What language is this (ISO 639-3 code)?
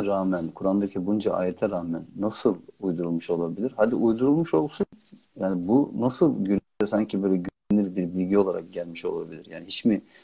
tur